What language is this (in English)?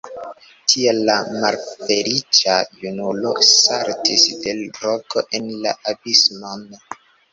Esperanto